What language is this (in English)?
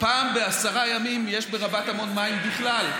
Hebrew